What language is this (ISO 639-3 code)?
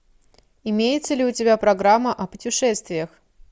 rus